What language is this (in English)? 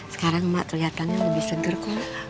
Indonesian